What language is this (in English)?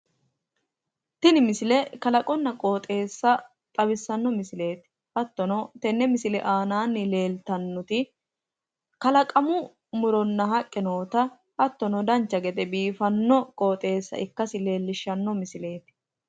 Sidamo